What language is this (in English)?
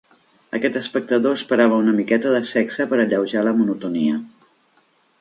Catalan